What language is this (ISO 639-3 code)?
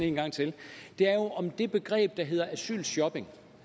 dan